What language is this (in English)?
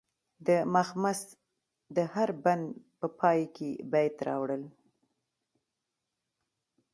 Pashto